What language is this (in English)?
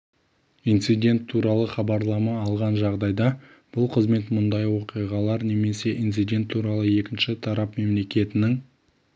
Kazakh